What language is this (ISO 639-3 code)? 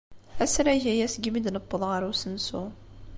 kab